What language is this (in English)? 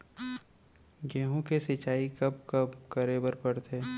Chhattisgarhi